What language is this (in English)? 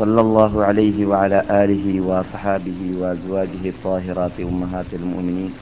Malayalam